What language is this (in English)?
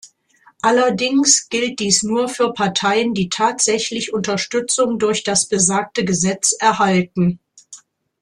German